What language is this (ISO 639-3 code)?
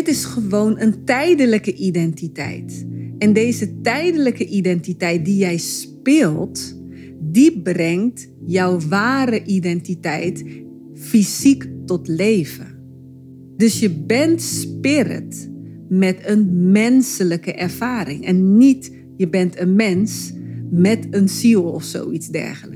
nld